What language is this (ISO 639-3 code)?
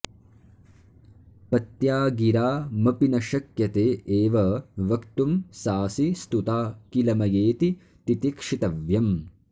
san